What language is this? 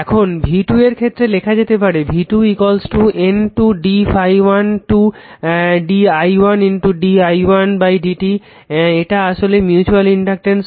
Bangla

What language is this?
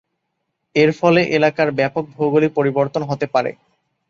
Bangla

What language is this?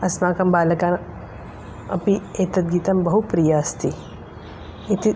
Sanskrit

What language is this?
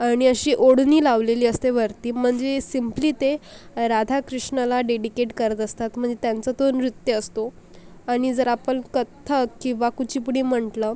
Marathi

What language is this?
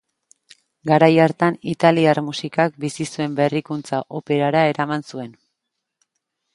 Basque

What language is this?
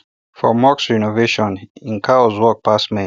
Nigerian Pidgin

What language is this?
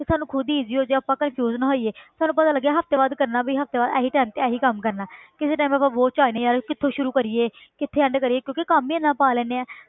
Punjabi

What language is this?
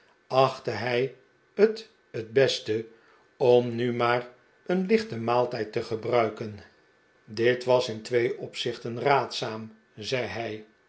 Dutch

